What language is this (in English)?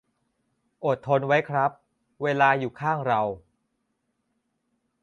Thai